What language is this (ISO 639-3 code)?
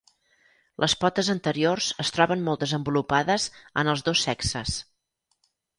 cat